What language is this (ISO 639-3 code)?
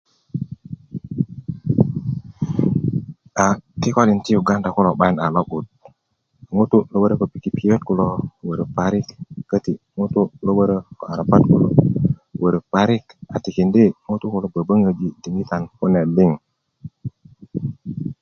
ukv